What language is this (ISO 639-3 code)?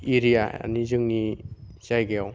brx